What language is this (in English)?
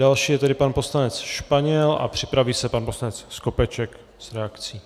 Czech